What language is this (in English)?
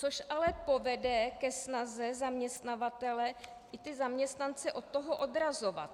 Czech